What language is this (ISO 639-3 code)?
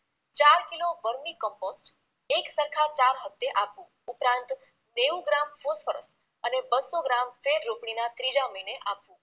guj